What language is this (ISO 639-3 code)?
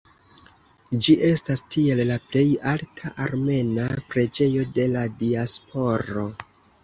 epo